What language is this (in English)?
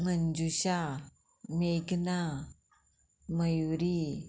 Konkani